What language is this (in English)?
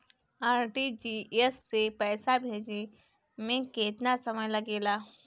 Bhojpuri